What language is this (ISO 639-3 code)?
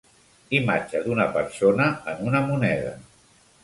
cat